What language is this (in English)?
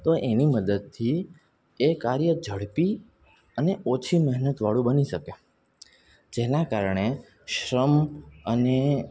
Gujarati